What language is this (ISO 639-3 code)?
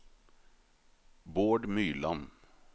nor